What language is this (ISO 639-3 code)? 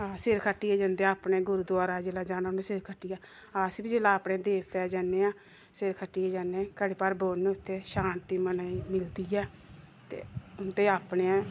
doi